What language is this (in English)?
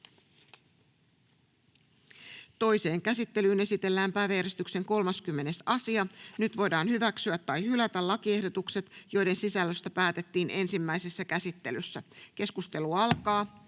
Finnish